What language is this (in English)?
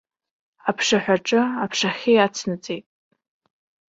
Abkhazian